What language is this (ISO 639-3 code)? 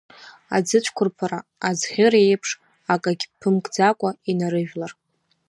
abk